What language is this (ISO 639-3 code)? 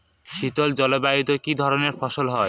ben